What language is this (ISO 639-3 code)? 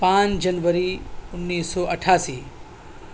urd